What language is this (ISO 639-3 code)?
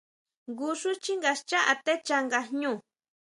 mau